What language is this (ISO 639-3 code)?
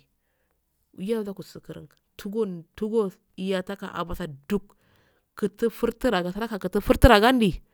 aal